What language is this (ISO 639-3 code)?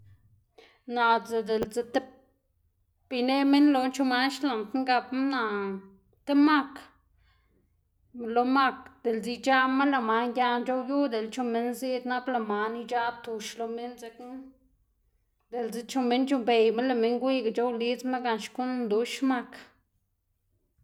ztg